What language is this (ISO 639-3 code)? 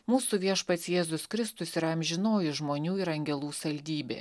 lit